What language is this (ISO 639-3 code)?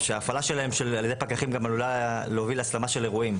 heb